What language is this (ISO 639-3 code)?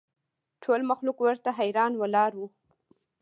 pus